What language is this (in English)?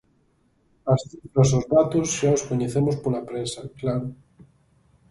Galician